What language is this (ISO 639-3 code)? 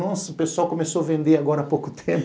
por